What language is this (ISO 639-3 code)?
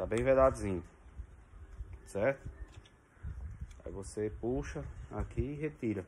por